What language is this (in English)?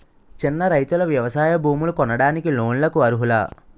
Telugu